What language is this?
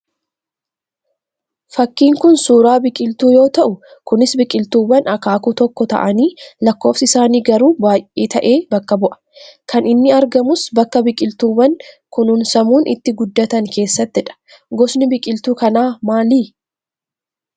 Oromo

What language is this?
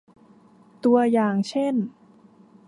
Thai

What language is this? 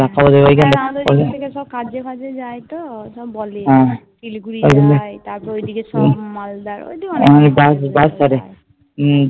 Bangla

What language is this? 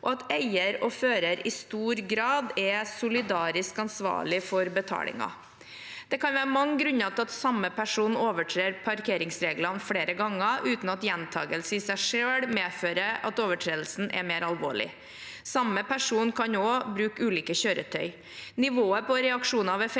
Norwegian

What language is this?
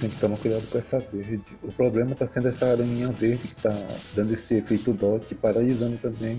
Portuguese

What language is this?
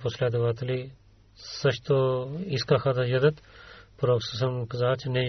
Bulgarian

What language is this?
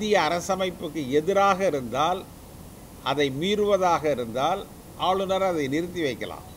Arabic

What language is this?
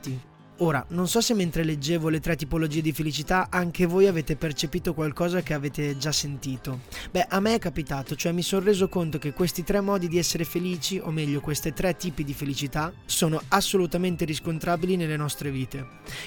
Italian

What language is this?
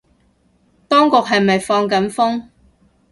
Cantonese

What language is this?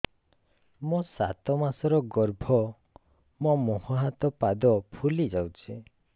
Odia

